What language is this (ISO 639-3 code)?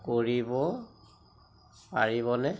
asm